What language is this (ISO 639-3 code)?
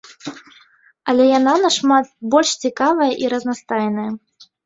bel